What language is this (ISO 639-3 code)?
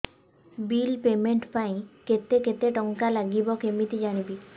ori